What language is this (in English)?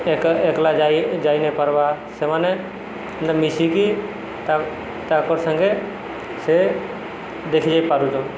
Odia